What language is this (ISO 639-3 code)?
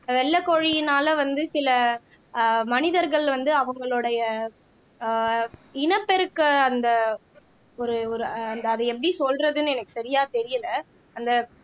tam